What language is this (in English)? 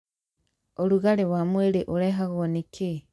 Kikuyu